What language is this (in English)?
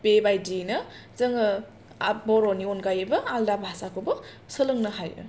Bodo